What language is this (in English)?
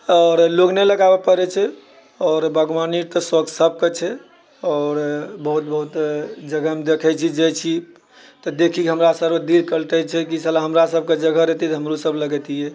Maithili